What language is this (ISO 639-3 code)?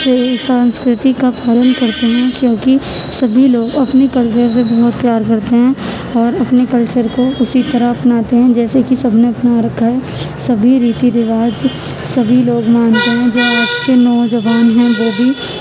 urd